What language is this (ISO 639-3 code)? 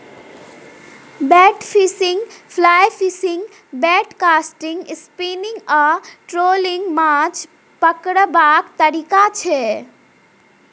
mai